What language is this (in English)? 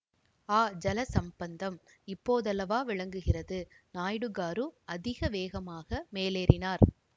Tamil